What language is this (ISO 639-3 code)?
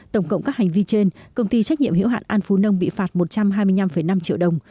vie